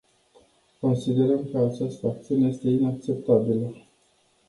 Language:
Romanian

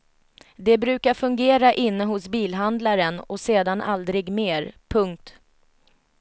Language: Swedish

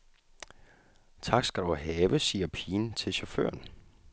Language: Danish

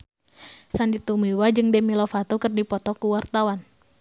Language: Sundanese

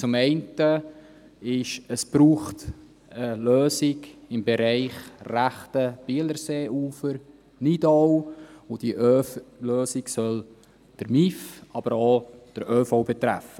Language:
Swiss German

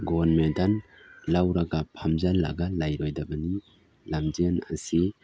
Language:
Manipuri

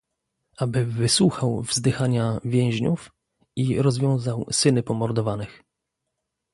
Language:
Polish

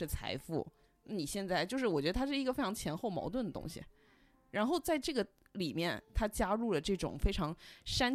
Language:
Chinese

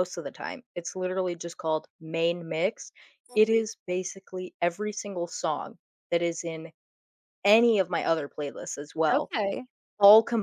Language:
English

